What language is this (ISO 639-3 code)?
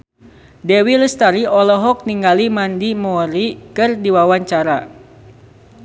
sun